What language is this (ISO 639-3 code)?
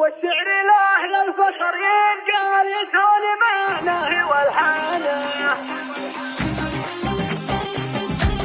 ara